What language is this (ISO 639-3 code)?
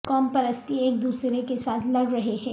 urd